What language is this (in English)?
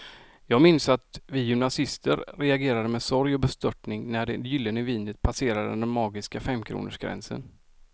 Swedish